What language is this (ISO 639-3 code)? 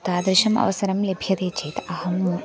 san